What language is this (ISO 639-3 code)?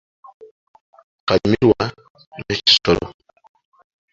lug